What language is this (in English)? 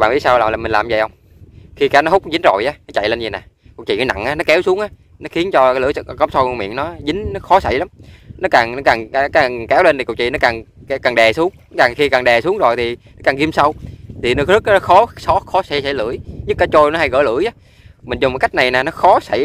Vietnamese